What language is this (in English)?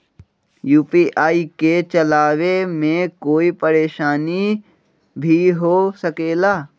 Magahi